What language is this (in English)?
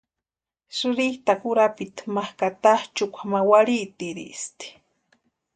Western Highland Purepecha